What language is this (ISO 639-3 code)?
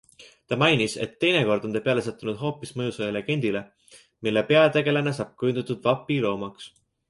est